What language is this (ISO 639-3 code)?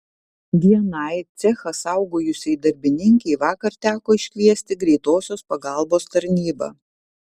lit